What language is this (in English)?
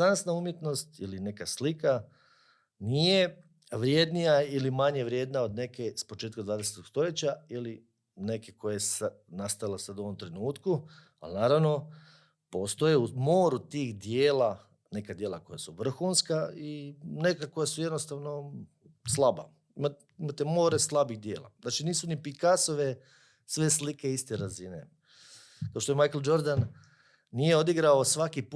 Croatian